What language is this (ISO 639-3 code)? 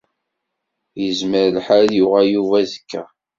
kab